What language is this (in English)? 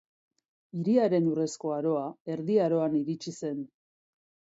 Basque